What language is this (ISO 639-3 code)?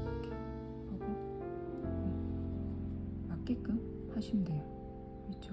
kor